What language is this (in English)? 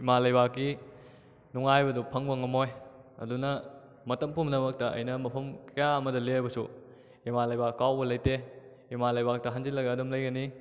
Manipuri